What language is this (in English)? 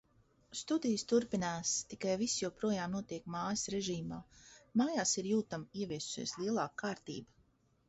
Latvian